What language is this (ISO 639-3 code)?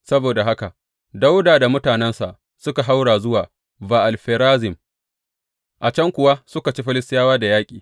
hau